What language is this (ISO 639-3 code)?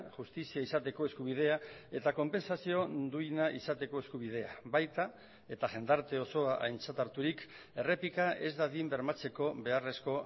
eus